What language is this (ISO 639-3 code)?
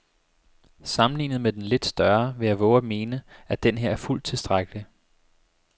dan